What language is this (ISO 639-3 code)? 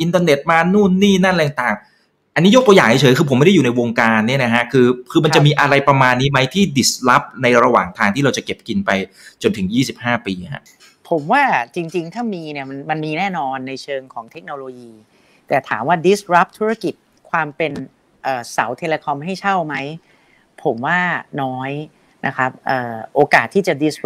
tha